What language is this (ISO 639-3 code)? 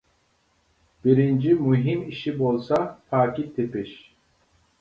uig